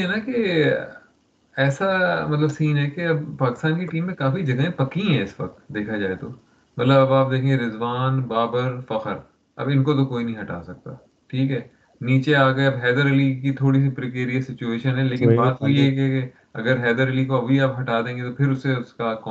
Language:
Urdu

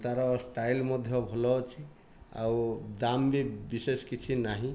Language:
Odia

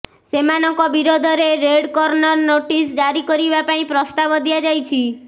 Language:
Odia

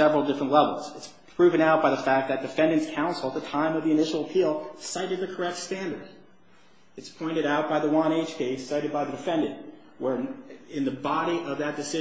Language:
English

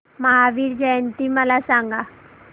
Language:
Marathi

